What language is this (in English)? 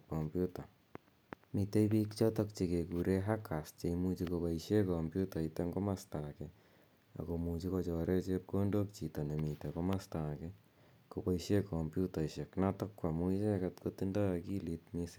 Kalenjin